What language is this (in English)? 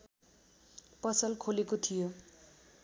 Nepali